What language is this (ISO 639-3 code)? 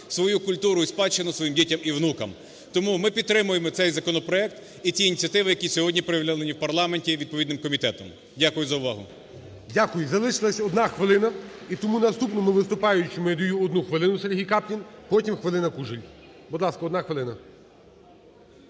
ukr